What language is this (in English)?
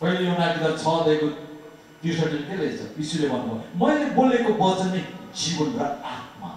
Korean